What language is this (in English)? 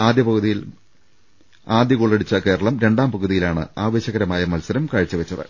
Malayalam